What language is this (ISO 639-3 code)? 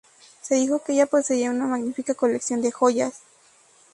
spa